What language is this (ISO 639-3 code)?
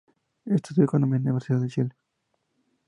spa